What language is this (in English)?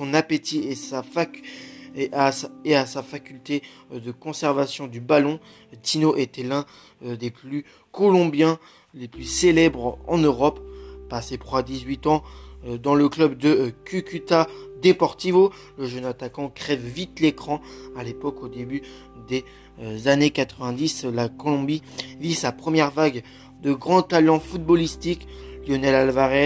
French